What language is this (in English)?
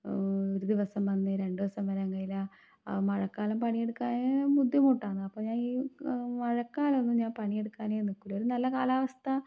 Malayalam